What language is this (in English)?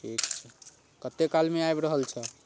Maithili